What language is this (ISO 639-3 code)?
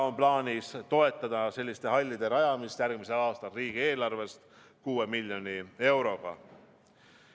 est